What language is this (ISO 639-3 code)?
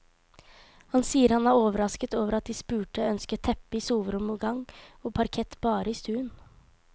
nor